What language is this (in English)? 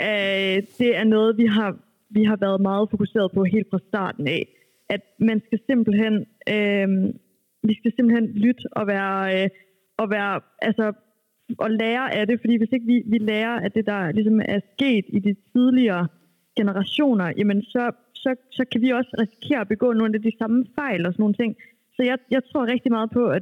Danish